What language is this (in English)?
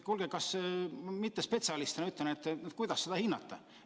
Estonian